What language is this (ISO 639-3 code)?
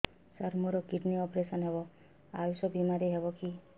ori